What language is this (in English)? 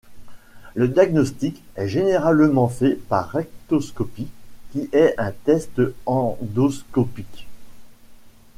French